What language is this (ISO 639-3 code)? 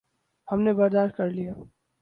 urd